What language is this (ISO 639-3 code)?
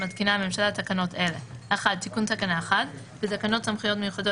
heb